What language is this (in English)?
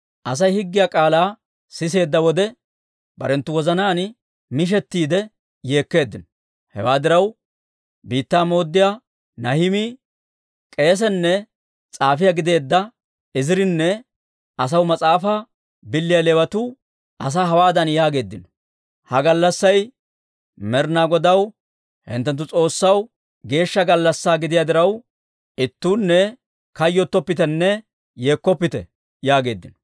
Dawro